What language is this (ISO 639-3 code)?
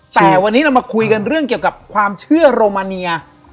tha